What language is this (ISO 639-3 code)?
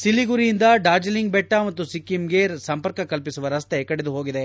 kan